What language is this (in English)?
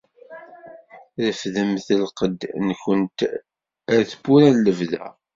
Kabyle